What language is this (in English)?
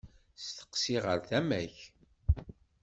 Kabyle